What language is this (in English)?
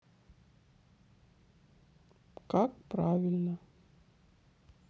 Russian